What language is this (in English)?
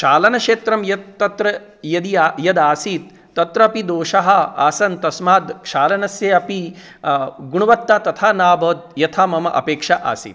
Sanskrit